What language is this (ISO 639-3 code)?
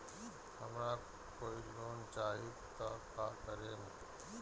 bho